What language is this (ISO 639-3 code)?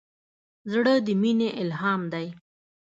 pus